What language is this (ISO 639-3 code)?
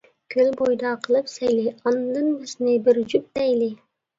uig